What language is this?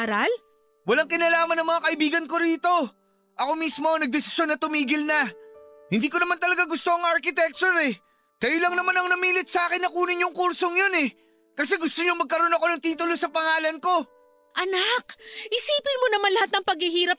Filipino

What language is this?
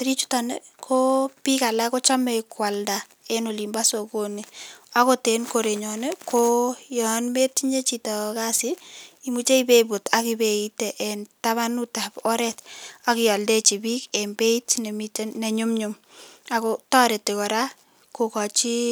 Kalenjin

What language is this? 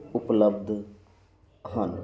Punjabi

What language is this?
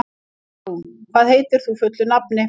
Icelandic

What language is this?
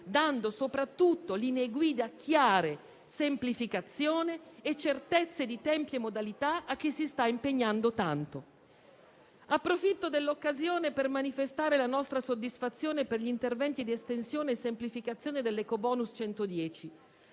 Italian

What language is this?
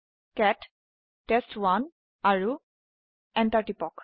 Assamese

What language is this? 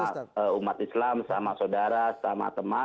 Indonesian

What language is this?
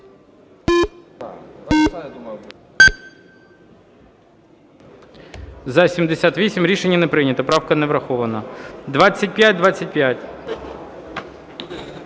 Ukrainian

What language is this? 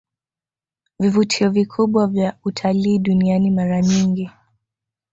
Swahili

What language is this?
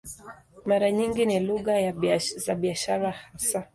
Swahili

